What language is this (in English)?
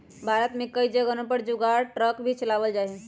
Magahi